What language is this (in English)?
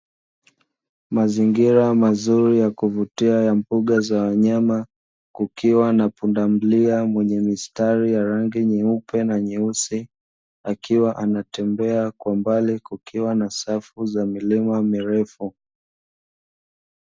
Swahili